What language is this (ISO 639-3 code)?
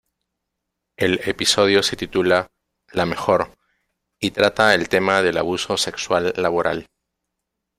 spa